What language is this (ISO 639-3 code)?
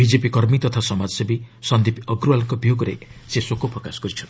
ori